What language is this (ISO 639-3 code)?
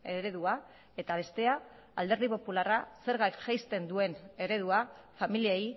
eus